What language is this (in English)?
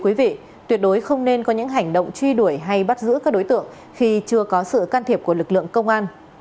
Vietnamese